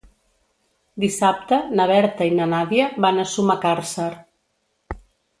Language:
Catalan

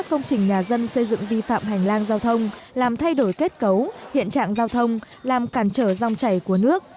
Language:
Vietnamese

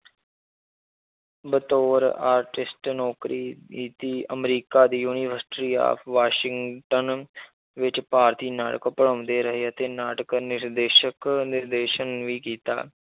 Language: Punjabi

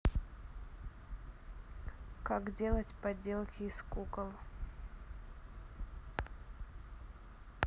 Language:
Russian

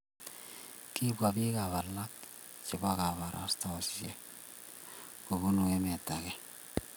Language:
Kalenjin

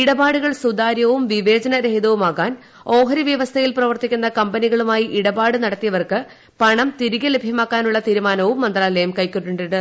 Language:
Malayalam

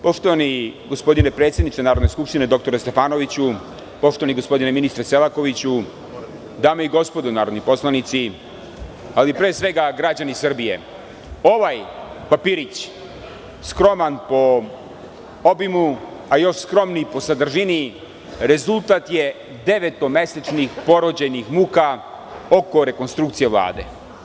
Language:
Serbian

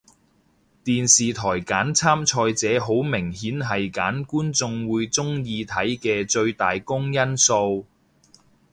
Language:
Cantonese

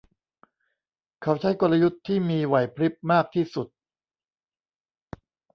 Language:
Thai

